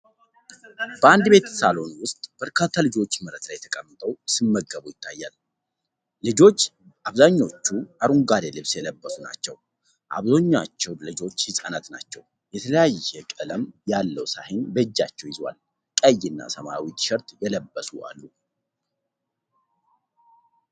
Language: Amharic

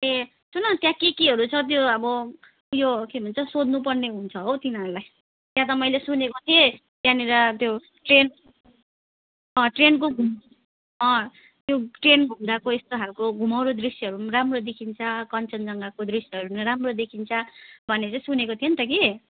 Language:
Nepali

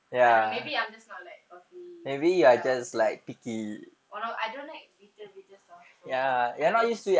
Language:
English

